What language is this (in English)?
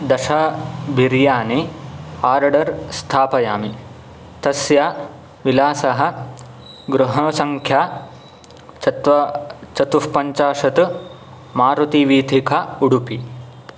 Sanskrit